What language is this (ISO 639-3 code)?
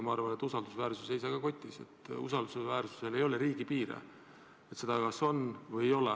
est